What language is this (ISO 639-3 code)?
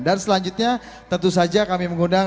ind